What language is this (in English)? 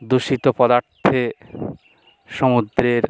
Bangla